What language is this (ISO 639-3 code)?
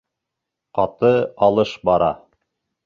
bak